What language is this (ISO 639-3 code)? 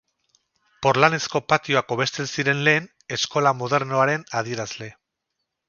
eus